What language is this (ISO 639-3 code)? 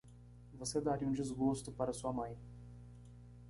por